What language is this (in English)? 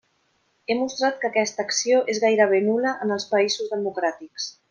Catalan